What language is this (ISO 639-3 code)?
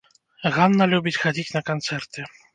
bel